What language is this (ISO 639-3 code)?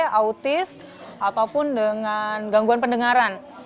ind